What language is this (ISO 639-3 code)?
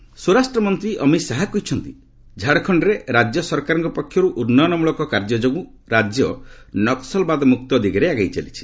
ori